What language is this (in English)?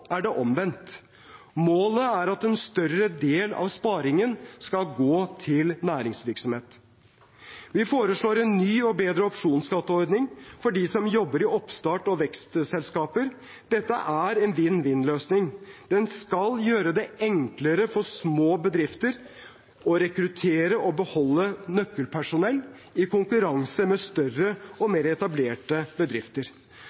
Norwegian Bokmål